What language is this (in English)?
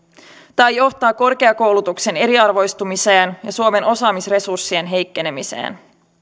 Finnish